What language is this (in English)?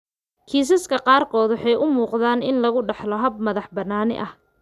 Somali